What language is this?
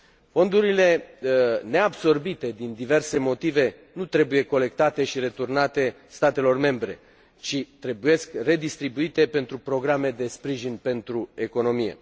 Romanian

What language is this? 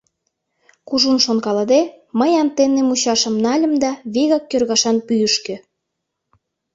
Mari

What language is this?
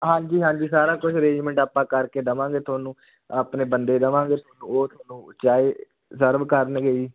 Punjabi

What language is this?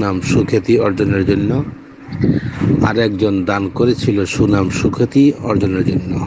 Indonesian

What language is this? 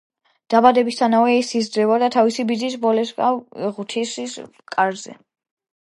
Georgian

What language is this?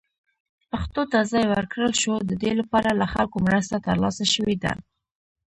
Pashto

